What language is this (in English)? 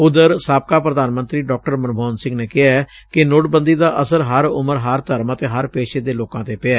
Punjabi